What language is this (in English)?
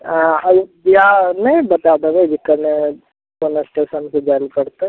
Maithili